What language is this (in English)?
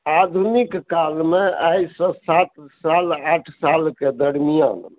Maithili